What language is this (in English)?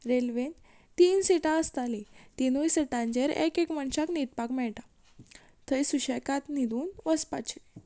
Konkani